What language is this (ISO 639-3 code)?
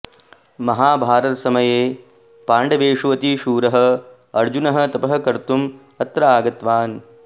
san